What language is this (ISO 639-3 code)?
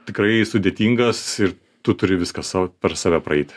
lit